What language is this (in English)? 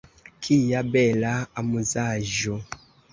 Esperanto